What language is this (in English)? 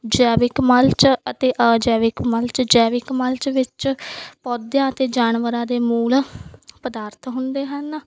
Punjabi